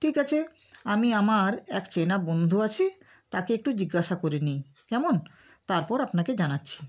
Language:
Bangla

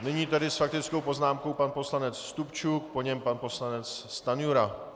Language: Czech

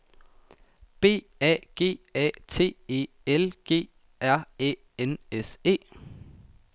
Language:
Danish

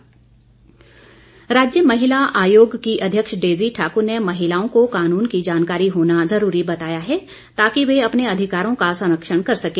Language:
Hindi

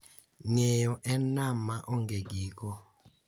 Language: Luo (Kenya and Tanzania)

